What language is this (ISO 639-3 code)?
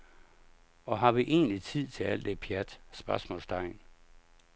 dan